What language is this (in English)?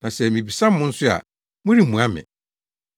Akan